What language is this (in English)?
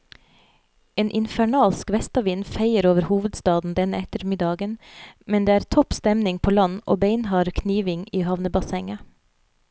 Norwegian